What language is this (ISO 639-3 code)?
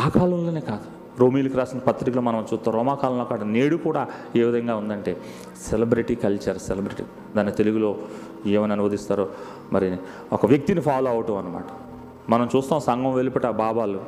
tel